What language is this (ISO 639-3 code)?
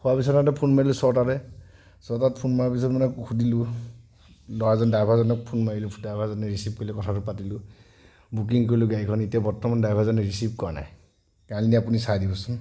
asm